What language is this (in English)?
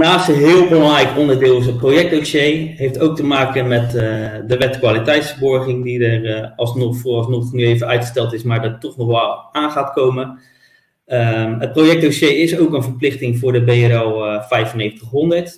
Dutch